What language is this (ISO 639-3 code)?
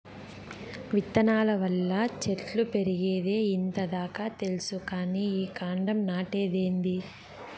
tel